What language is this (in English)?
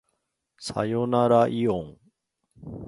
Japanese